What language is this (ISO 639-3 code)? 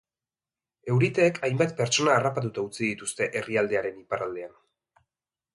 eus